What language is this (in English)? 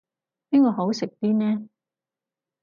Cantonese